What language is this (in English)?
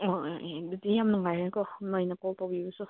Manipuri